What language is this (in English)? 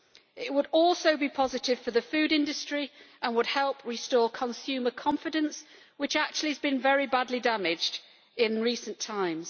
English